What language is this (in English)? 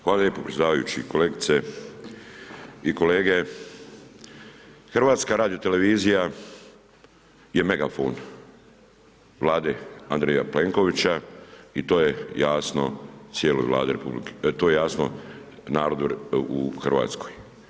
Croatian